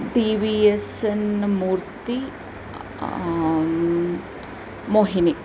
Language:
Sanskrit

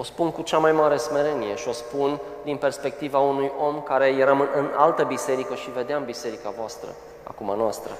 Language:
Romanian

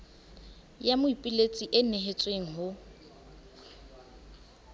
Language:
Southern Sotho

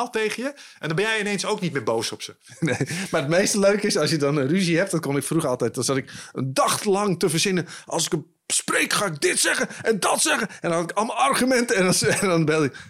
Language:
Dutch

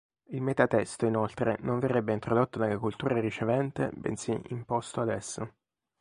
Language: Italian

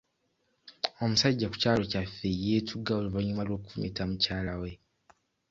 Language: Ganda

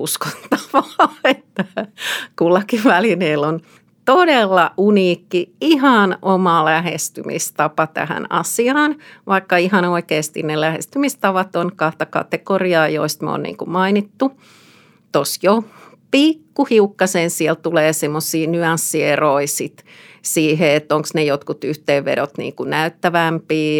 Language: Finnish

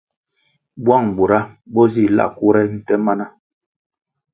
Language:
Kwasio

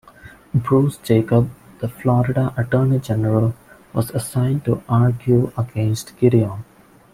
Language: English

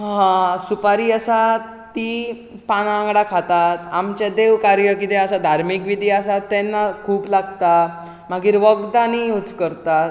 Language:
Konkani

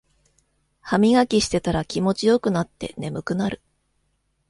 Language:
Japanese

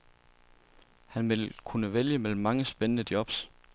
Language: Danish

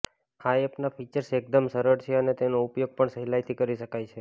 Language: Gujarati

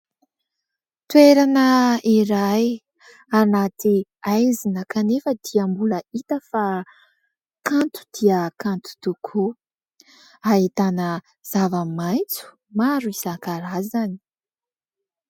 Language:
Malagasy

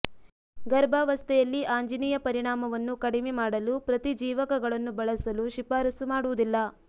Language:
Kannada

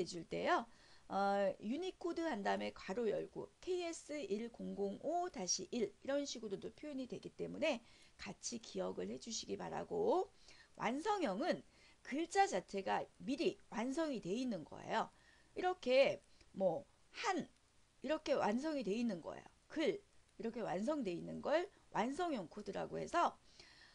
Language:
Korean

